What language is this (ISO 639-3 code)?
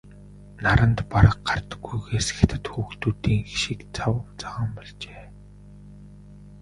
mon